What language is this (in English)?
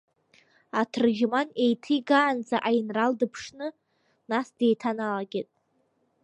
Abkhazian